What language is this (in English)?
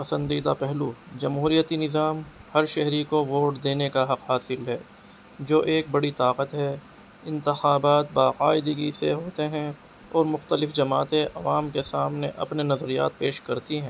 Urdu